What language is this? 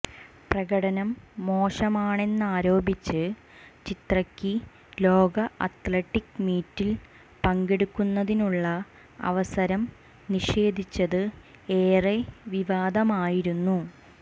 Malayalam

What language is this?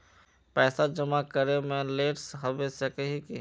Magahi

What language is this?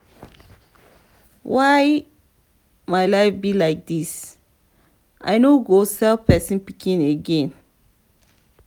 Nigerian Pidgin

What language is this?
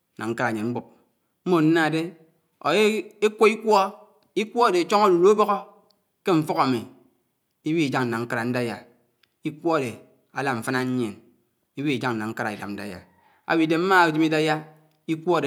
Anaang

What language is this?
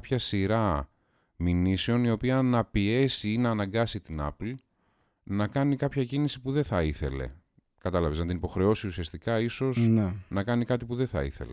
Greek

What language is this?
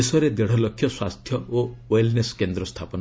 Odia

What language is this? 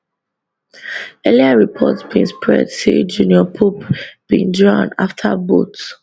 Nigerian Pidgin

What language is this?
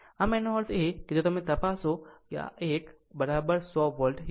Gujarati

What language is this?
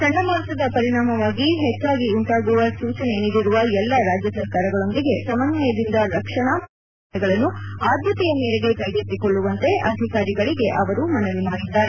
Kannada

